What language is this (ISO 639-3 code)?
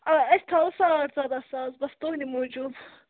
kas